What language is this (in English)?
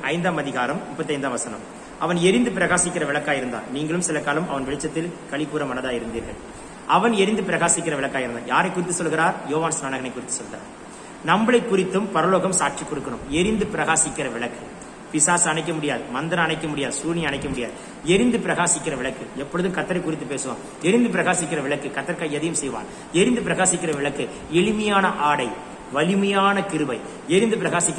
Romanian